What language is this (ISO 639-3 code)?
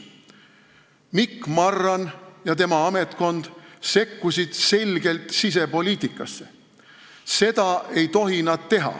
est